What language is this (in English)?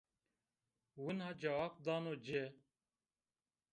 Zaza